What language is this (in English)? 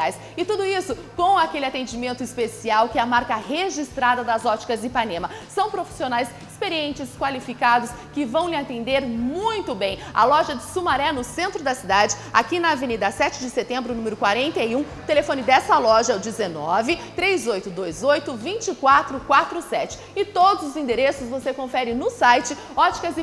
Portuguese